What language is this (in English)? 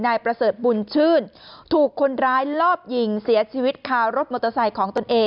Thai